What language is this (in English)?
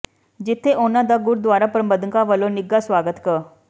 Punjabi